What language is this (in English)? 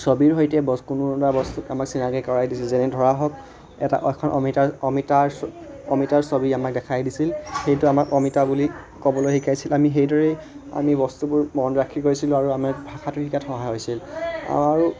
Assamese